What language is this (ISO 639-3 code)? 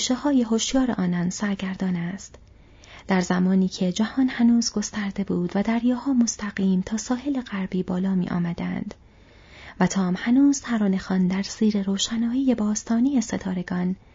fas